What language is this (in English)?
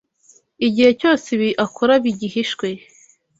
Kinyarwanda